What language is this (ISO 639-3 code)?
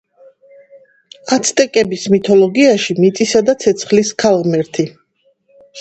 kat